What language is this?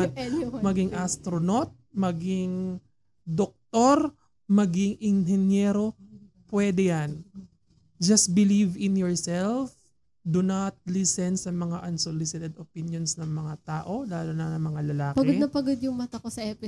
Filipino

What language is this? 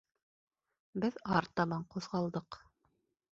Bashkir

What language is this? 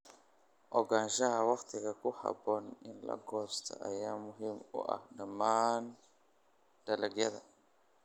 Somali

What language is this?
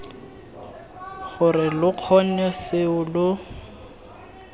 Tswana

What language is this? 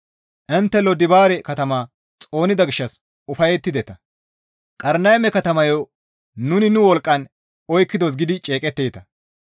Gamo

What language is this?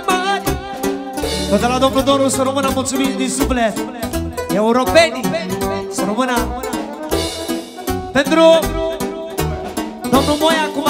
Romanian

